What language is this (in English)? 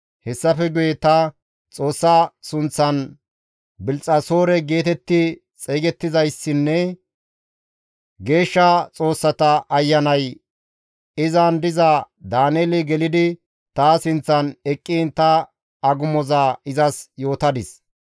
Gamo